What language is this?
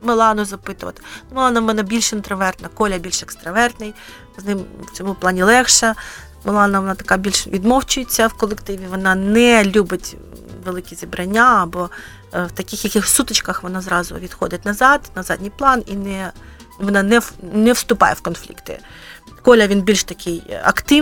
Ukrainian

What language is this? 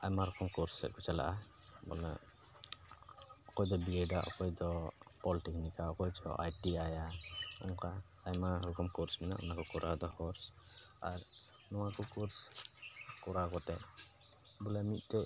Santali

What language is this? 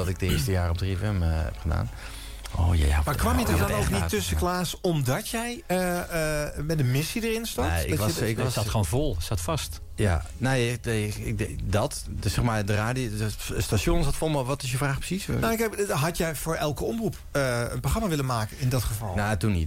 Dutch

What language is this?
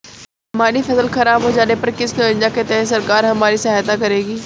Hindi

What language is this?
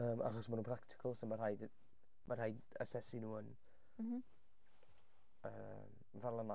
Welsh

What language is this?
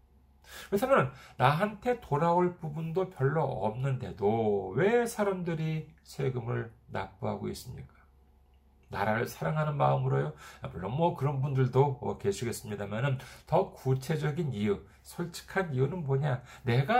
Korean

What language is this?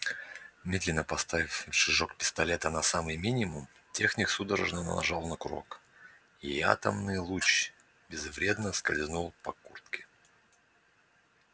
Russian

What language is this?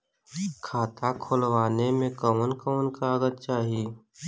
Bhojpuri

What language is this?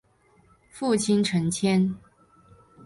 Chinese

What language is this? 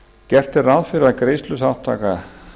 Icelandic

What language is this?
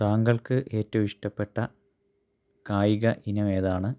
Malayalam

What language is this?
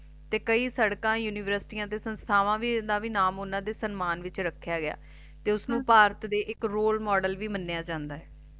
Punjabi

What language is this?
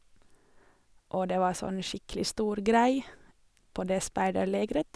Norwegian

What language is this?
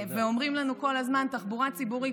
Hebrew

